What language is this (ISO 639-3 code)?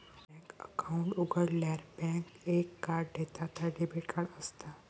mar